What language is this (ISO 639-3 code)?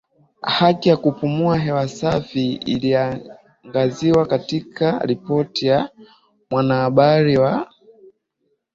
swa